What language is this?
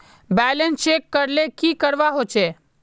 Magahi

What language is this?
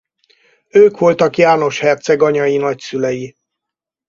Hungarian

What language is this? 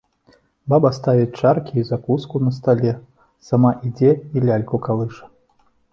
Belarusian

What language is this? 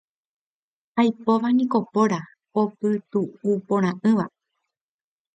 Guarani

